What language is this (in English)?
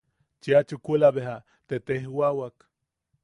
Yaqui